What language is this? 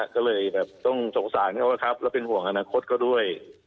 Thai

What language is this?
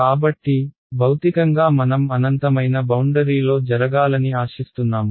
Telugu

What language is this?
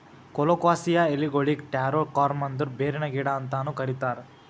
Kannada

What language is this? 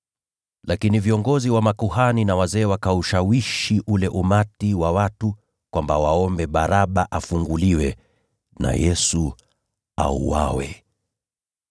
Swahili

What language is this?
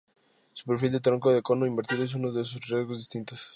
Spanish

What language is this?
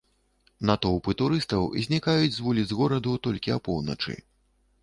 Belarusian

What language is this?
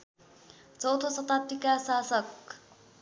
Nepali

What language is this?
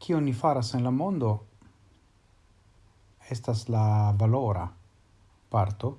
Italian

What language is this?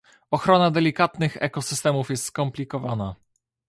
Polish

